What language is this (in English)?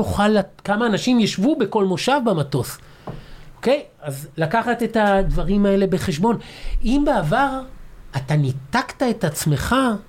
Hebrew